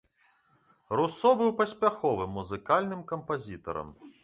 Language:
Belarusian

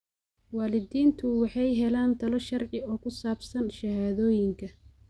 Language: Somali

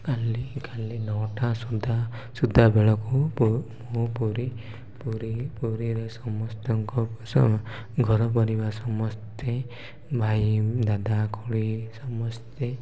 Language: Odia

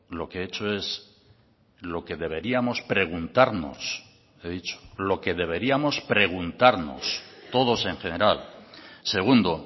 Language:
Spanish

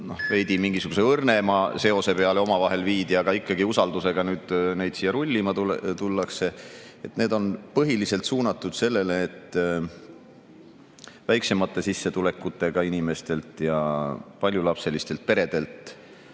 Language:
Estonian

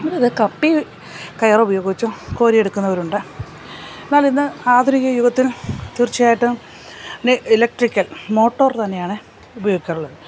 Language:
Malayalam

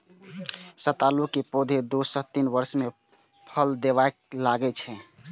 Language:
Maithili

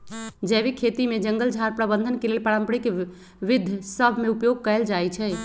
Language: Magahi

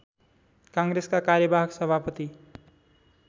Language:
Nepali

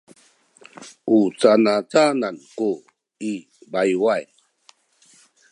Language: Sakizaya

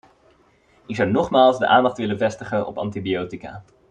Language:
Dutch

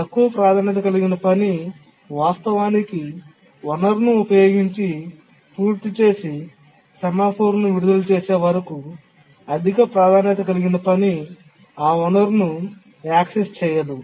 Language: Telugu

